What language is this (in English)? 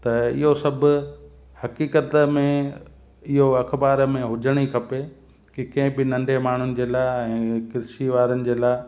Sindhi